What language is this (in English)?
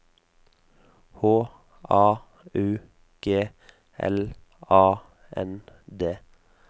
Norwegian